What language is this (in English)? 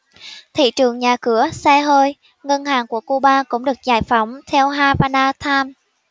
Vietnamese